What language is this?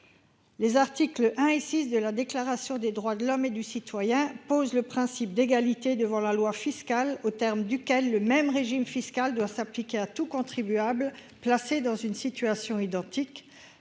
French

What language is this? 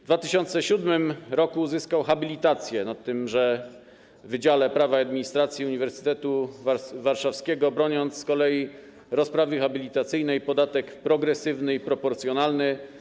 Polish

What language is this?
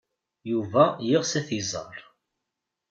Kabyle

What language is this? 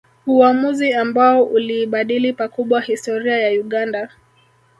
Swahili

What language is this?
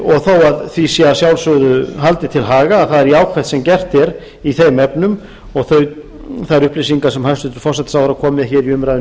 Icelandic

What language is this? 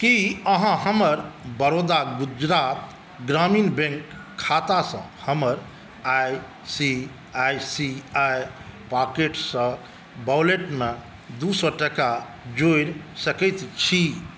Maithili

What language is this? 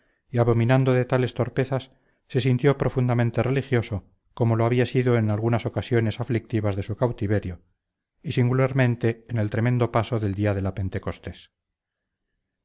Spanish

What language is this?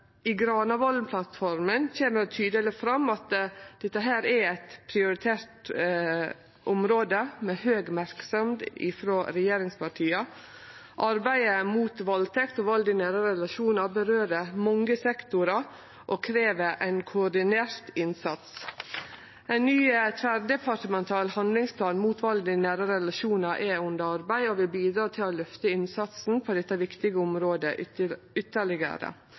Norwegian Nynorsk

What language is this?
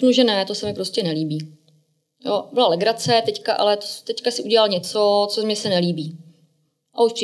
Czech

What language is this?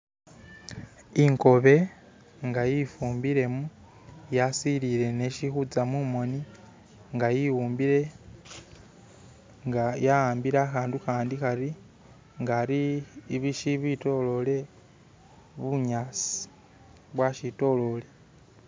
Masaaba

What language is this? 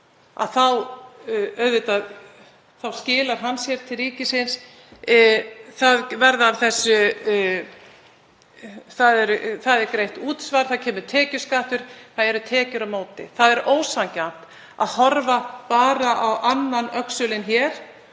Icelandic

